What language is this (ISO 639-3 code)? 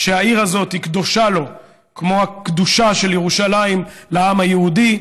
heb